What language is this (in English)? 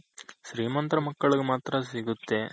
Kannada